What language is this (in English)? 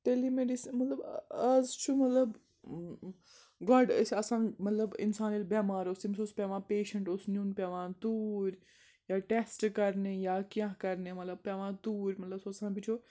Kashmiri